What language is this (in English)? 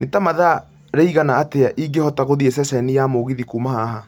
Kikuyu